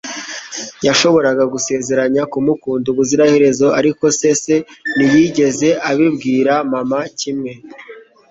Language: Kinyarwanda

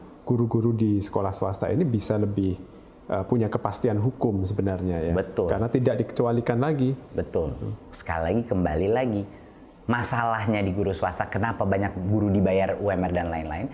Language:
Indonesian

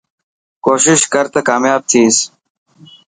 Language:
Dhatki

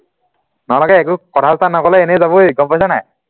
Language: Assamese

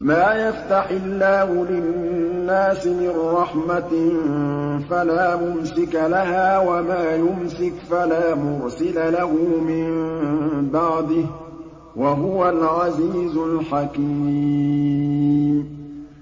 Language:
Arabic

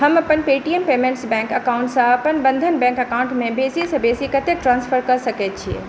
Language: Maithili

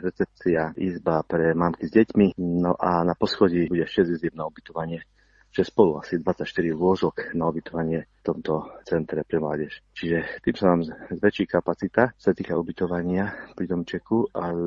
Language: Slovak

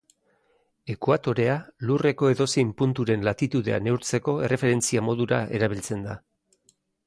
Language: Basque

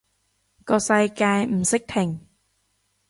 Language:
Cantonese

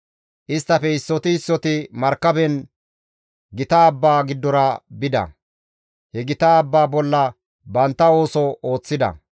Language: Gamo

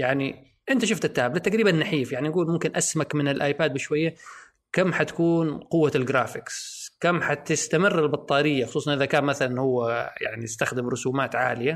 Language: Arabic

